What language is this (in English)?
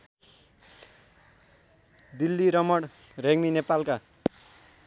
Nepali